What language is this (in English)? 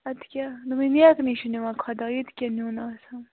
Kashmiri